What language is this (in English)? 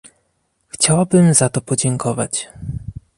Polish